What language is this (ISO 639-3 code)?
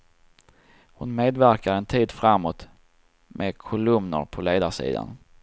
swe